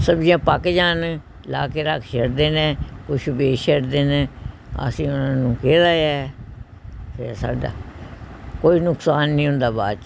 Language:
Punjabi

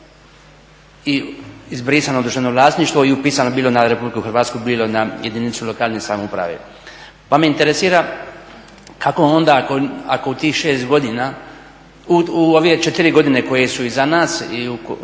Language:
Croatian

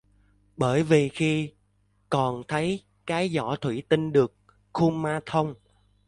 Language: Vietnamese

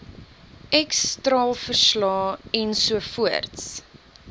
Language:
Afrikaans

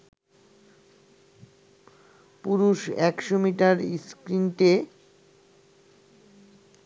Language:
Bangla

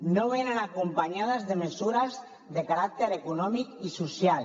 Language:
Catalan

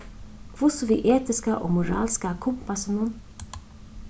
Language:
Faroese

